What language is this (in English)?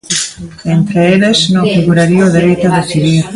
Galician